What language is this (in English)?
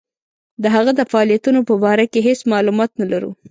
Pashto